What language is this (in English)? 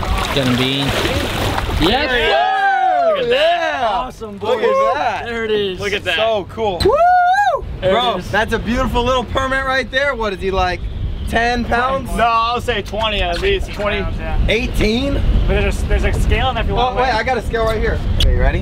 English